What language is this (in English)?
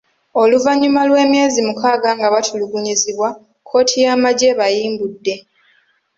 Ganda